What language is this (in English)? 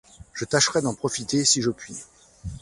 French